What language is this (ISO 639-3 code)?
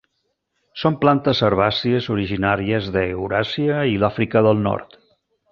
cat